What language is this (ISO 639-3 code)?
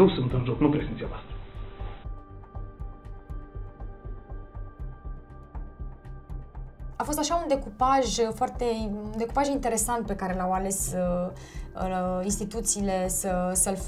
ron